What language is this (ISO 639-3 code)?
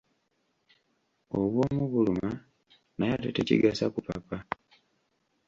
lug